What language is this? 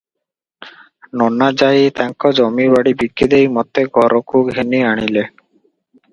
Odia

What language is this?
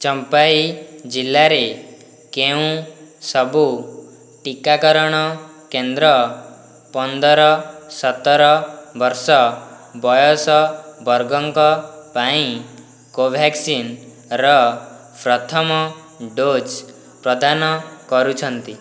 Odia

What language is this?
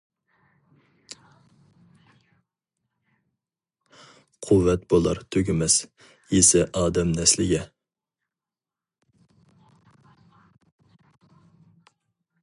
Uyghur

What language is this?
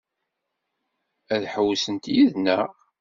Kabyle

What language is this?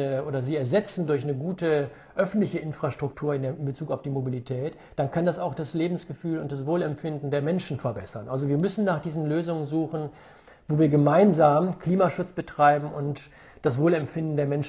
German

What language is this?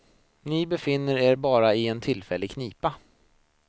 Swedish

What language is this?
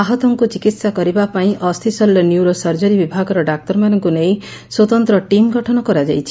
Odia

